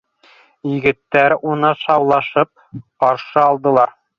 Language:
Bashkir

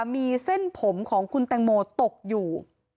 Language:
Thai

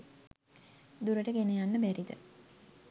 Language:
Sinhala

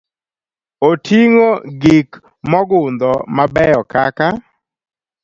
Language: Luo (Kenya and Tanzania)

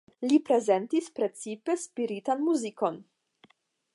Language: Esperanto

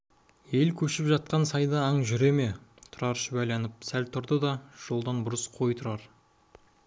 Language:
Kazakh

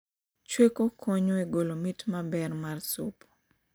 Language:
Luo (Kenya and Tanzania)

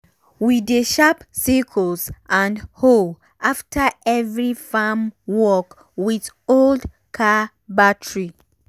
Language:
Nigerian Pidgin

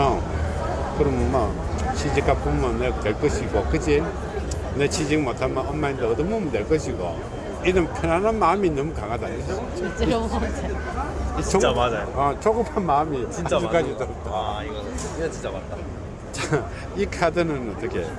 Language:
Korean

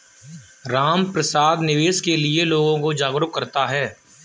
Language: Hindi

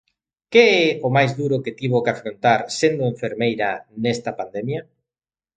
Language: Galician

